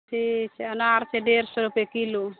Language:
Maithili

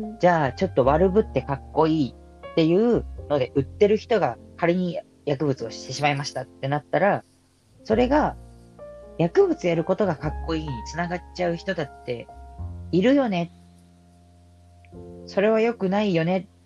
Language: Japanese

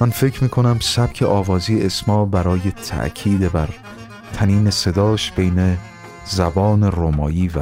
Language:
Persian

